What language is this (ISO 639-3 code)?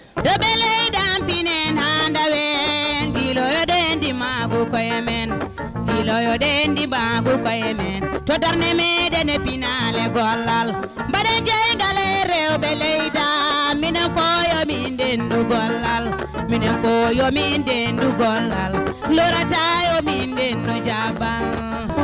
ful